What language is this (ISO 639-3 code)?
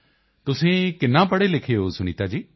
pan